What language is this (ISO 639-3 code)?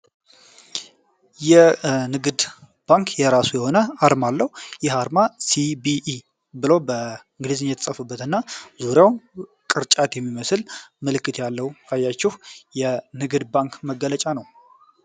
amh